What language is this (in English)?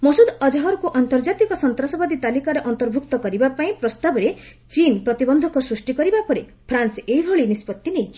Odia